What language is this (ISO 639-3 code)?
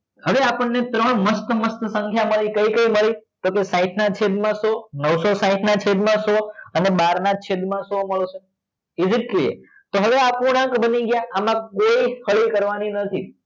guj